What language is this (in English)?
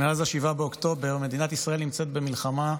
Hebrew